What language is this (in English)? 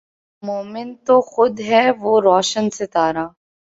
Urdu